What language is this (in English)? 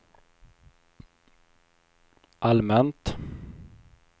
Swedish